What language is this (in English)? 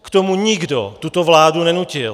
Czech